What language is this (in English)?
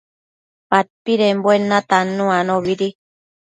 Matsés